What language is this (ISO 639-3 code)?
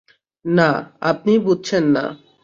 ben